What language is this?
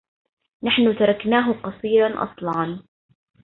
Arabic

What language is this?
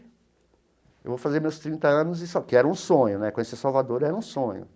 Portuguese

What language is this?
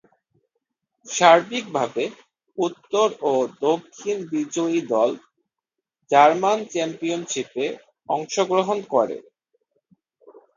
Bangla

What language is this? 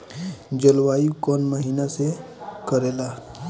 Bhojpuri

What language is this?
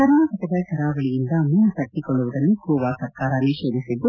Kannada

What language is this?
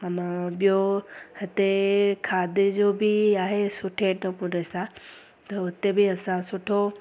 Sindhi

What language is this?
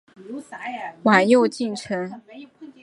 Chinese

